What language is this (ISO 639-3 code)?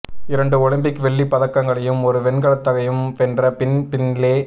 tam